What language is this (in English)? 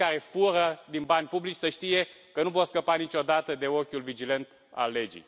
Romanian